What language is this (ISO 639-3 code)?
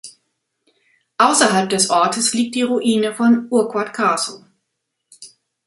deu